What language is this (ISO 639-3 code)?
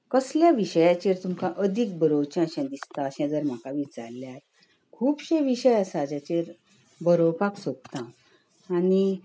kok